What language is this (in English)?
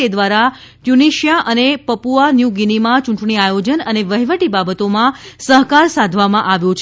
Gujarati